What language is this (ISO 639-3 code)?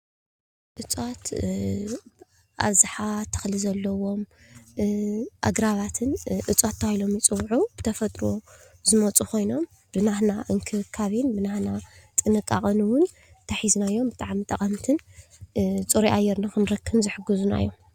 tir